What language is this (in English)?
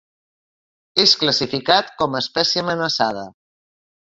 Catalan